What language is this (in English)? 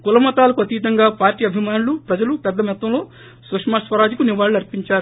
Telugu